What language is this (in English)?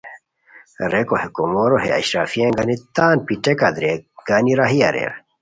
Khowar